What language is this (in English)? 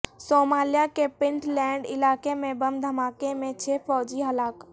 Urdu